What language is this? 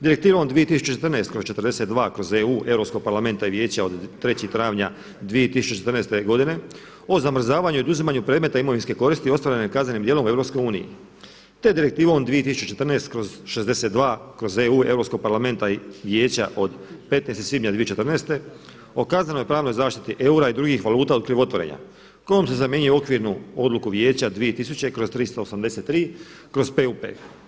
Croatian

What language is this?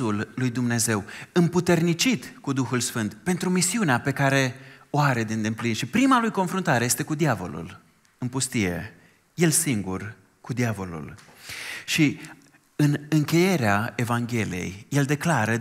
Romanian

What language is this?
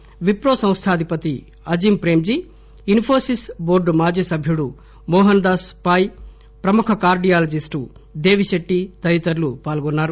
Telugu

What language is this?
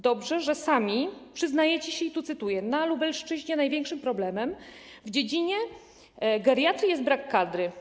Polish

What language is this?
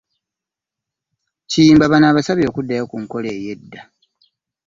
Ganda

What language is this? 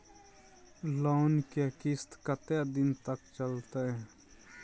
Maithili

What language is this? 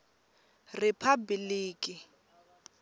Tsonga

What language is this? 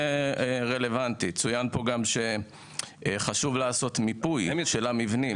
Hebrew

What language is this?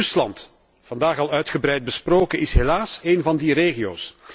Dutch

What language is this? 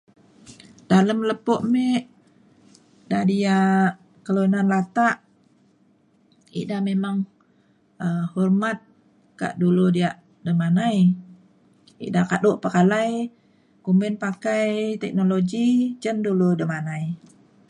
Mainstream Kenyah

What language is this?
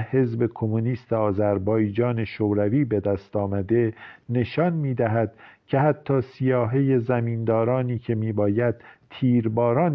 Persian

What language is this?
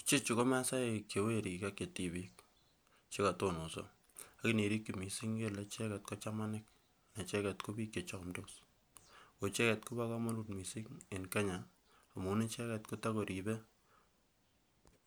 Kalenjin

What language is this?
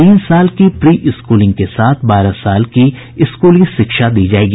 Hindi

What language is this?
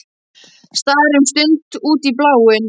Icelandic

